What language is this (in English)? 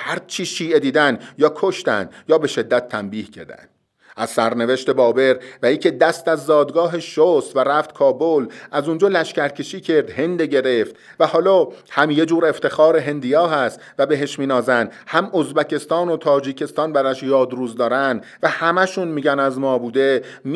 Persian